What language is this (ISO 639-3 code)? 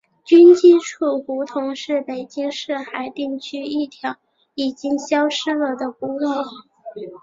zho